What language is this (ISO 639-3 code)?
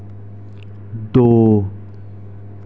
doi